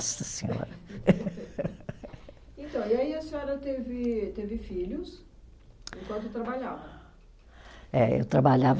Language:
Portuguese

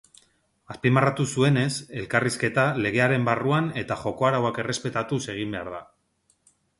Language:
Basque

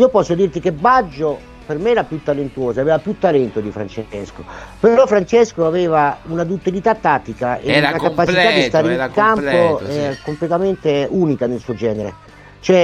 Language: Italian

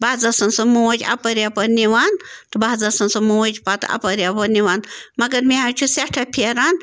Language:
Kashmiri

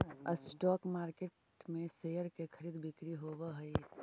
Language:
Magahi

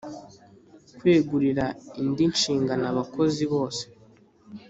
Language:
Kinyarwanda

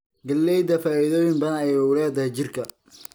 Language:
Somali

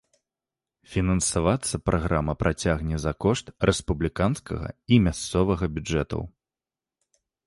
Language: Belarusian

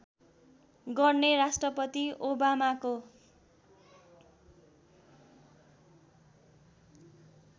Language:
Nepali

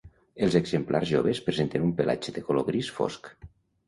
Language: Catalan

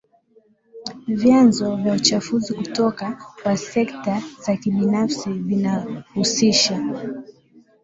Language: Swahili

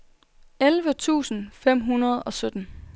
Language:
Danish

